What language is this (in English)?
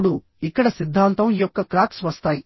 Telugu